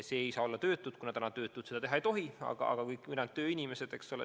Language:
Estonian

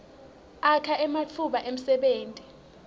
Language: Swati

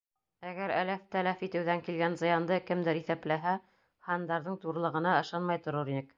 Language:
Bashkir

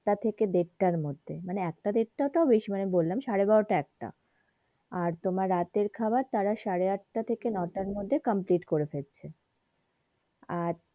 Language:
Bangla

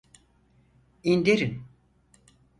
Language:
Turkish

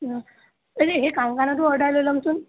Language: Assamese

